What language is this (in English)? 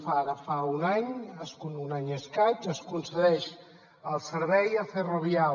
Catalan